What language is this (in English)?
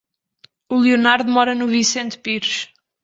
Portuguese